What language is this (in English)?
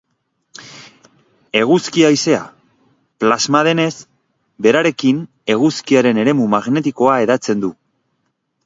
Basque